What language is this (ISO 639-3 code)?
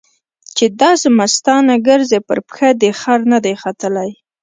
pus